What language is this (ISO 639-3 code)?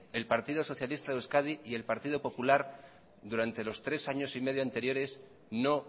spa